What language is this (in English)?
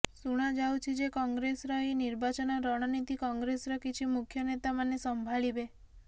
Odia